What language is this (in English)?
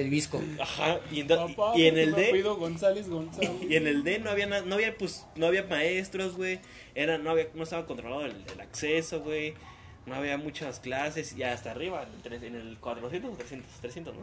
Spanish